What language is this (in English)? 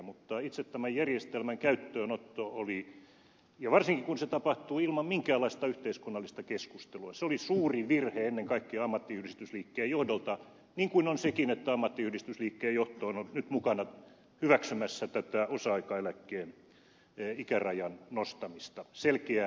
Finnish